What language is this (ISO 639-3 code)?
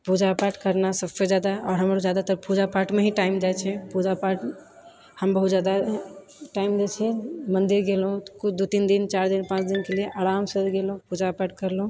mai